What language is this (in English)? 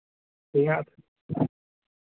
Hindi